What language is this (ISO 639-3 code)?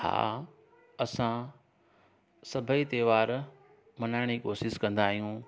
snd